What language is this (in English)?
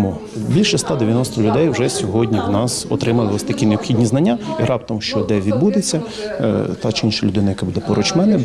Ukrainian